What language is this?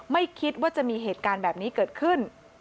Thai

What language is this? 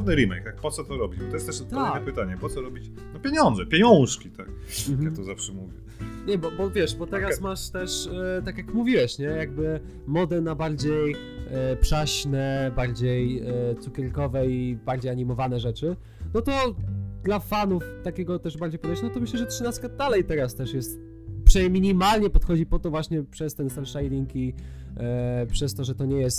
Polish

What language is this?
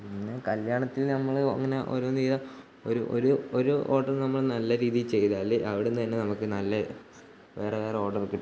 Malayalam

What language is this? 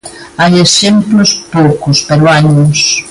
Galician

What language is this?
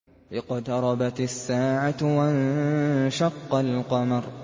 Arabic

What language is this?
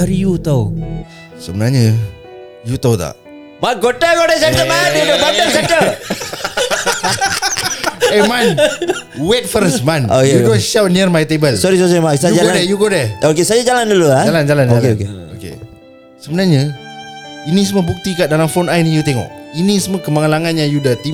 Malay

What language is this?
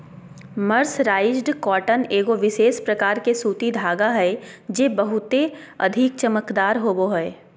Magahi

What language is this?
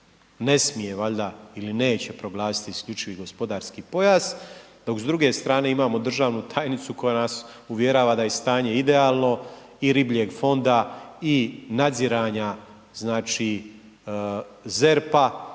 Croatian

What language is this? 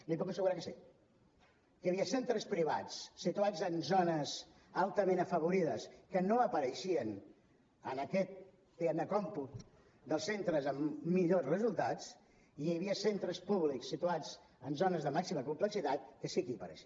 Catalan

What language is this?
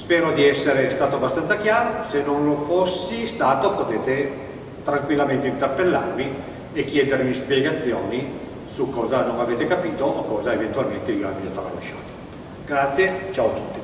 Italian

